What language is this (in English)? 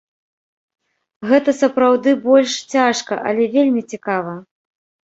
Belarusian